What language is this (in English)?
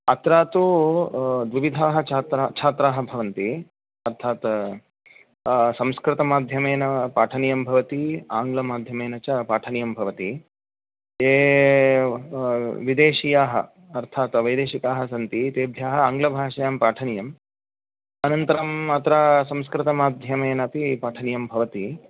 Sanskrit